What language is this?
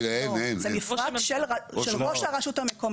Hebrew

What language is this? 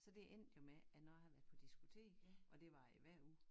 Danish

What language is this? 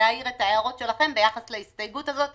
Hebrew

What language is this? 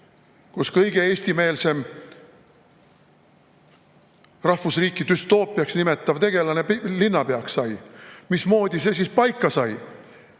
Estonian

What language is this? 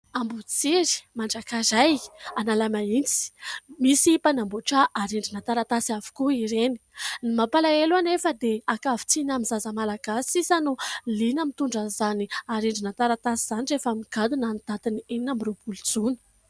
Malagasy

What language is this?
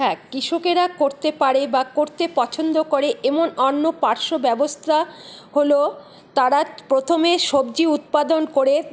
Bangla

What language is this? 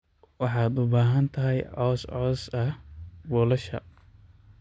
Somali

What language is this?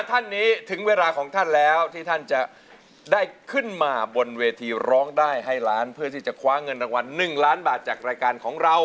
Thai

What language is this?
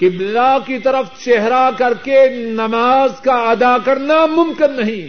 Urdu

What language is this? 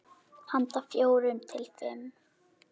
Icelandic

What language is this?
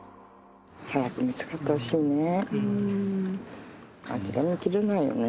Japanese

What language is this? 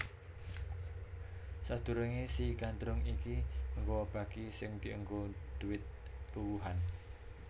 Javanese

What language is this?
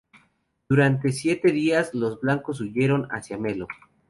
Spanish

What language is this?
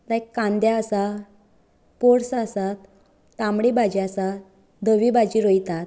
Konkani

